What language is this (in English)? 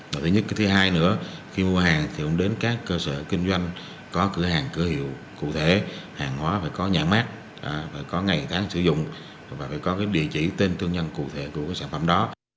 Vietnamese